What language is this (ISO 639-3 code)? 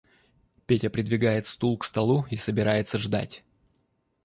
rus